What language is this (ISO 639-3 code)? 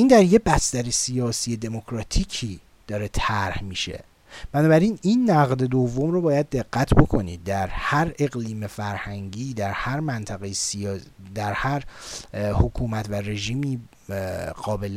fas